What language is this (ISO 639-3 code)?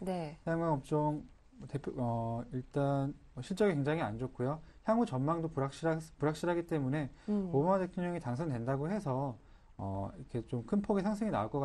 kor